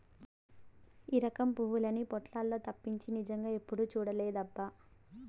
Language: Telugu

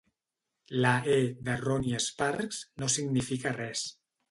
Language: Catalan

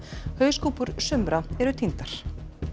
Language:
Icelandic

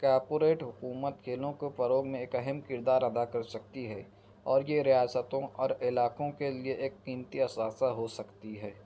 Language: Urdu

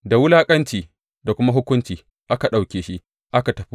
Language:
Hausa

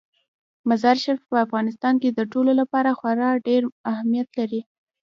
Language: Pashto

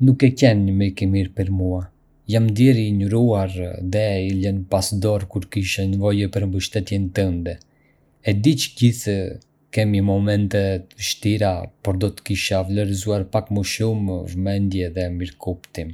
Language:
Arbëreshë Albanian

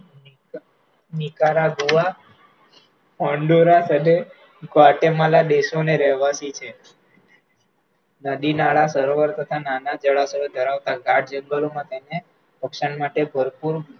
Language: Gujarati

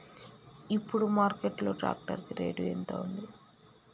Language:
Telugu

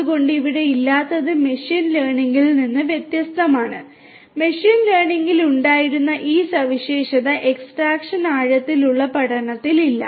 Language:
Malayalam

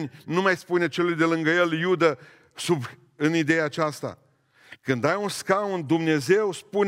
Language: Romanian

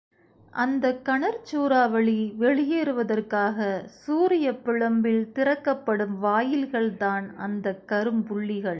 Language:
Tamil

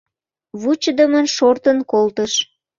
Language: Mari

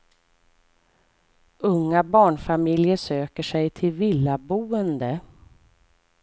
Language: Swedish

